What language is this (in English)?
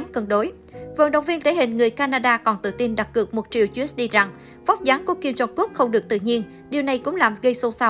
Vietnamese